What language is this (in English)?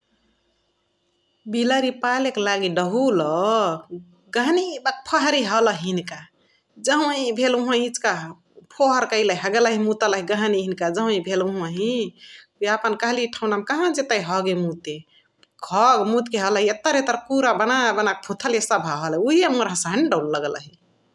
Chitwania Tharu